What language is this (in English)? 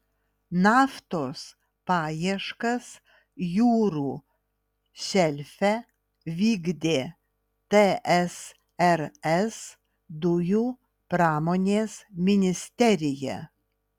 Lithuanian